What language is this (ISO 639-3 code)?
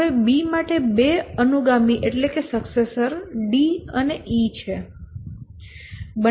guj